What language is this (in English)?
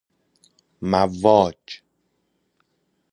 Persian